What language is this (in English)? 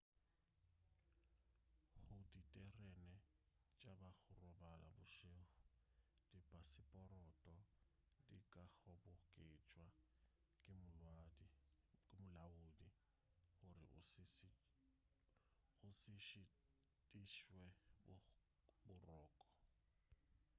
Northern Sotho